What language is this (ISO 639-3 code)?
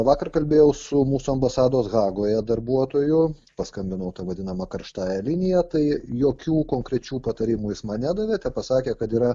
lit